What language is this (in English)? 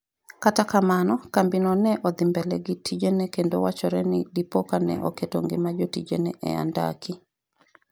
Luo (Kenya and Tanzania)